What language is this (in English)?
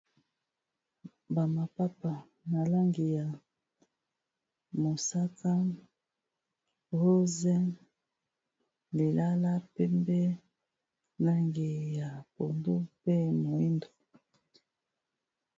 Lingala